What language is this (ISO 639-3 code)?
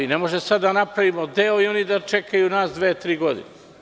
srp